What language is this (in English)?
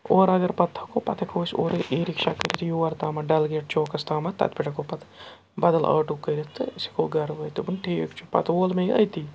Kashmiri